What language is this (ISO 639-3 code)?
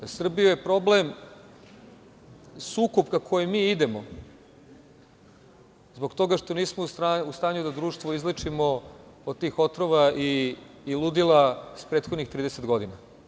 srp